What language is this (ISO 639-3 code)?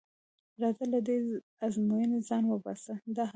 pus